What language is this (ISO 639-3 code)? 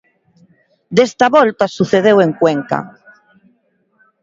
glg